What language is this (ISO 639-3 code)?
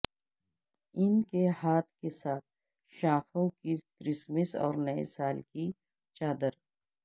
urd